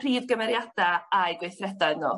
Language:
Welsh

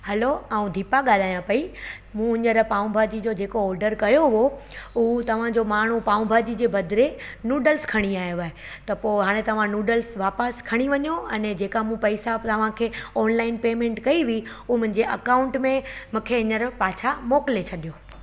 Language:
Sindhi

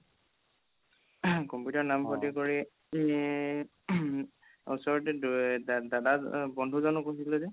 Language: Assamese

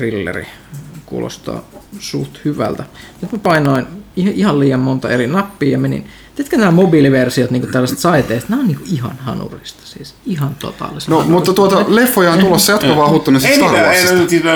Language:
Finnish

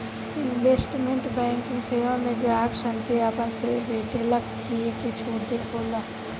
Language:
Bhojpuri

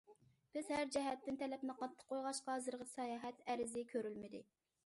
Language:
Uyghur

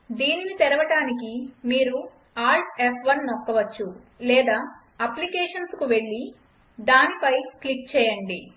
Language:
Telugu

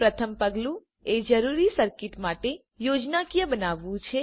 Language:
Gujarati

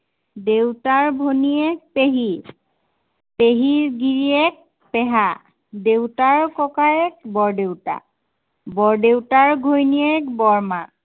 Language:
Assamese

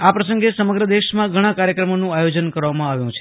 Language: Gujarati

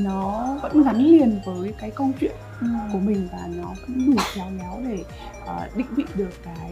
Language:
Vietnamese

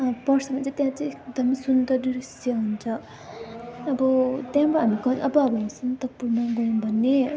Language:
Nepali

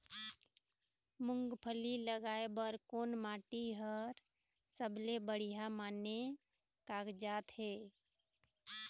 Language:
Chhattisgarhi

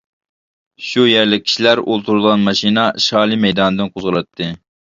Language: Uyghur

